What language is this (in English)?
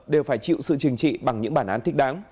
Vietnamese